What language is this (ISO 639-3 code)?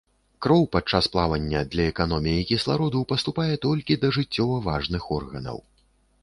bel